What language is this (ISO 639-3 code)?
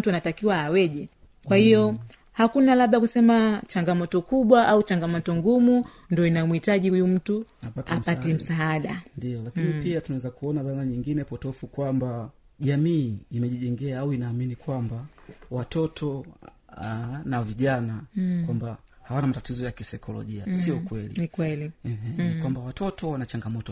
swa